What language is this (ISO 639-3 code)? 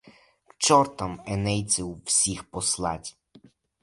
ukr